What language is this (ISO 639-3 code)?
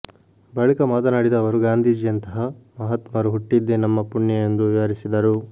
kan